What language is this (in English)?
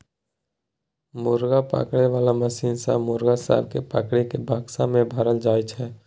Maithili